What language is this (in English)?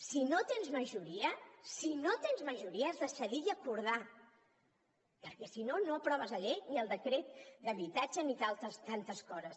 Catalan